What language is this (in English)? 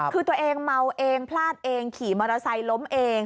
Thai